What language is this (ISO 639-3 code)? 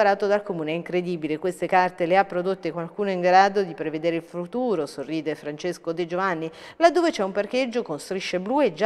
ita